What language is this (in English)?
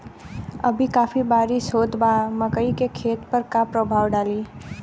Bhojpuri